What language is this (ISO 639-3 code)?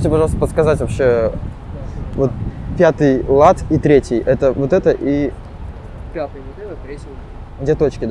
rus